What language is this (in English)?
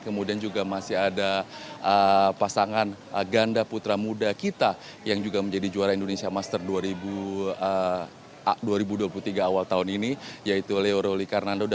Indonesian